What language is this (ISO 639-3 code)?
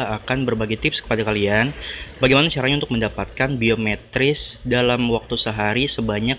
ind